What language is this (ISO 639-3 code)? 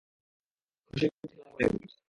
ben